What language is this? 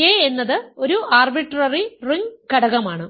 Malayalam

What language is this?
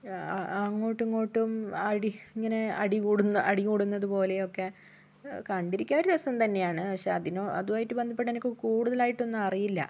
Malayalam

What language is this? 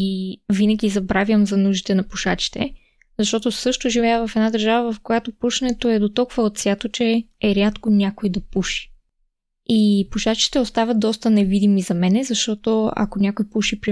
Bulgarian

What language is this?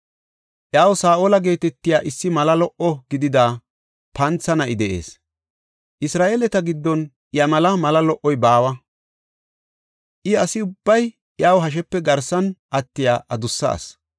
Gofa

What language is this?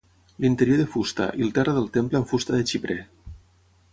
Catalan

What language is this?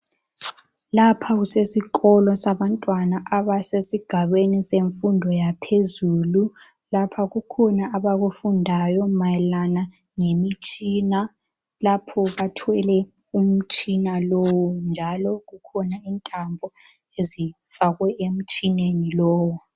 North Ndebele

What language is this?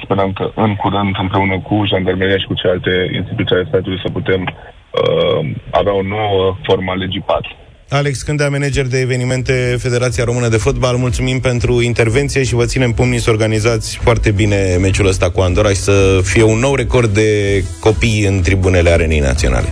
Romanian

